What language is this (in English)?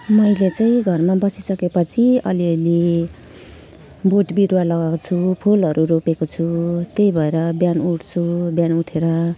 Nepali